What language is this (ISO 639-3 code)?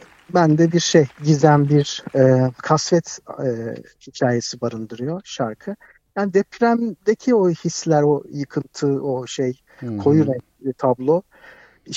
tur